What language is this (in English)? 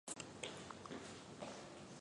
Chinese